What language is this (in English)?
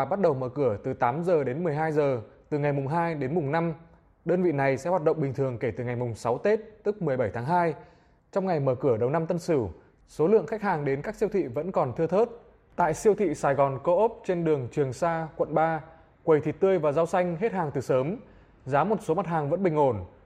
Vietnamese